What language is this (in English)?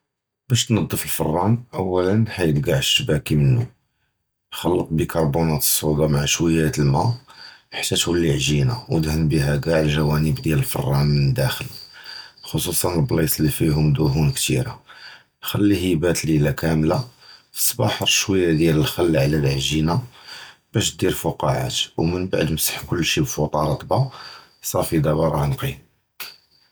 Judeo-Arabic